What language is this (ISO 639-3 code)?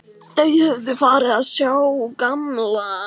isl